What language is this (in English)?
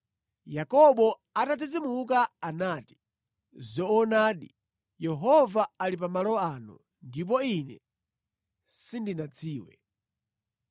Nyanja